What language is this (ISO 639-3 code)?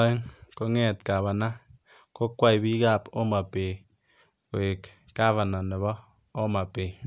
kln